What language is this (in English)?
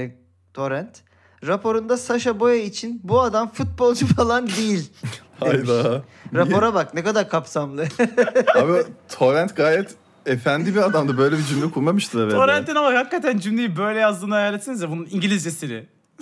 Turkish